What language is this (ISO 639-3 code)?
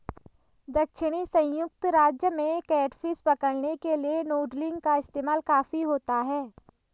hin